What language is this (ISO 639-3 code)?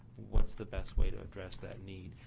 eng